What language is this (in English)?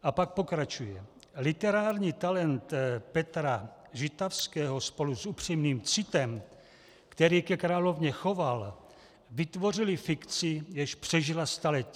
Czech